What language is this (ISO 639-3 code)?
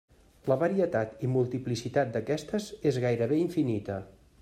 cat